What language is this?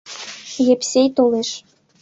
Mari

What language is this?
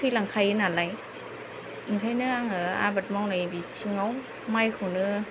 Bodo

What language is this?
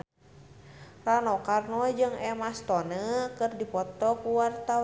Sundanese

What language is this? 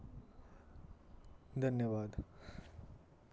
Dogri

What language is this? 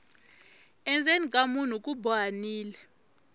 Tsonga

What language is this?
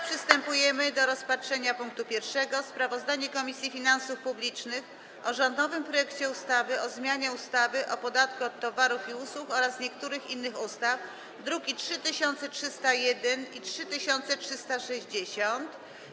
Polish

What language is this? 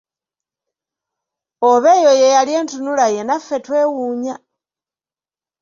Ganda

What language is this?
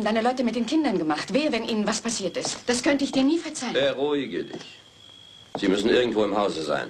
German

